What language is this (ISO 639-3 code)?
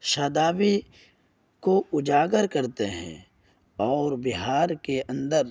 urd